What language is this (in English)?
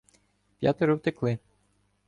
Ukrainian